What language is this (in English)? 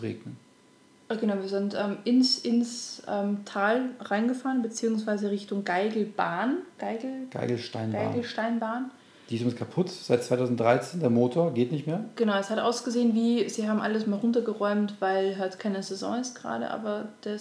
German